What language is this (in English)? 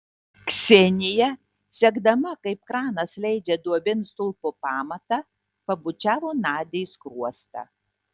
Lithuanian